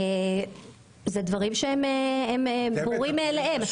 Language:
Hebrew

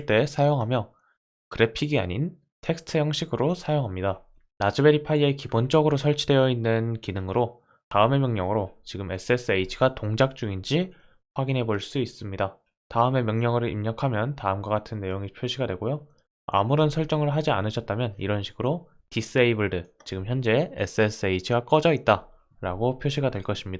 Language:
Korean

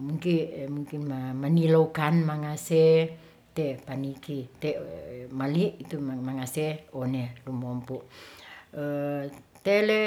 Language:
Ratahan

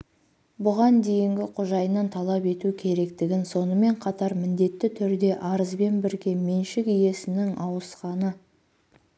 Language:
Kazakh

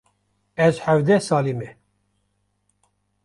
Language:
Kurdish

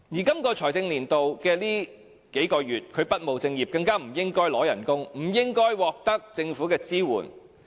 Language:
Cantonese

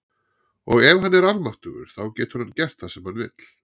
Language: Icelandic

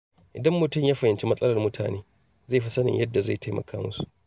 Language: Hausa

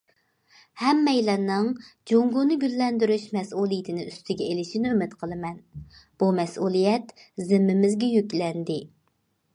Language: Uyghur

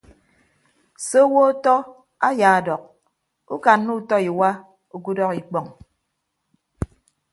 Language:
Ibibio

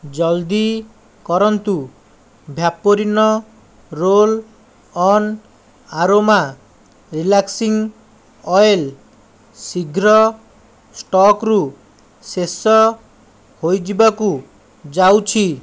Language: Odia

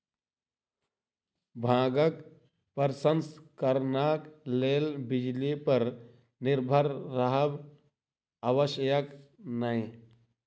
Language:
Maithili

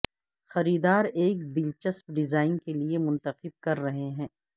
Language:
Urdu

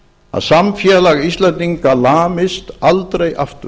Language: Icelandic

